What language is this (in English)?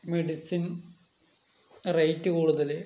Malayalam